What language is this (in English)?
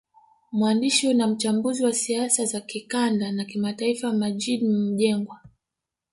Swahili